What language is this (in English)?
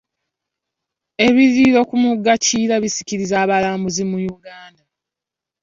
Ganda